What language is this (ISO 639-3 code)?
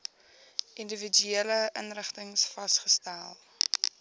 afr